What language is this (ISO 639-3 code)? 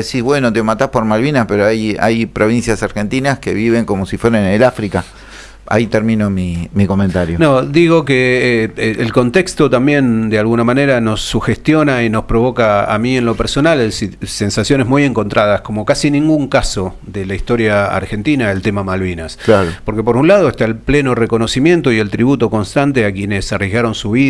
spa